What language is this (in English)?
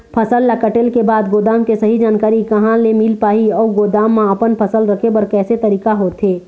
Chhattisgarhi